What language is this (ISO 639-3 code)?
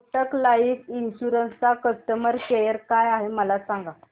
mar